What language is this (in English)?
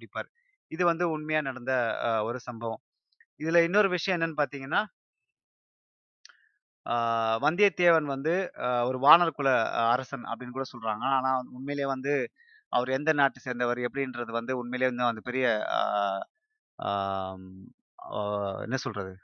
Tamil